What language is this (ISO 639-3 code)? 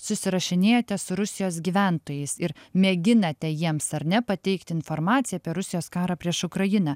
lit